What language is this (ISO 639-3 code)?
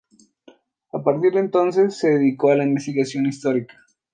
spa